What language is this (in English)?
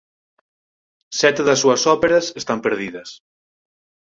Galician